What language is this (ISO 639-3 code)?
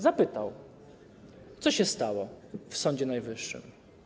pol